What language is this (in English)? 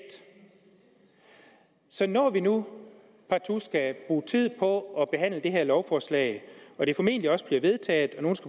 Danish